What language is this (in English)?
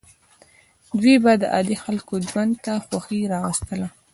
Pashto